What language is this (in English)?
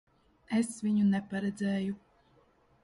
Latvian